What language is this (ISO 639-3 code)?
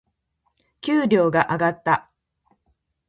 jpn